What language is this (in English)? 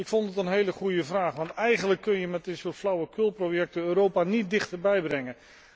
Dutch